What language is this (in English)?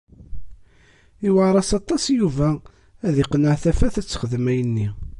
Kabyle